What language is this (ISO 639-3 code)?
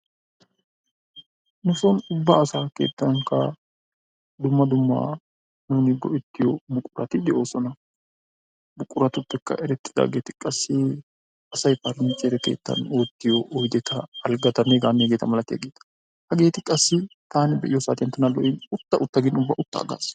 wal